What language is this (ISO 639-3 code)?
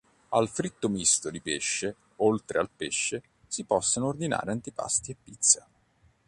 ita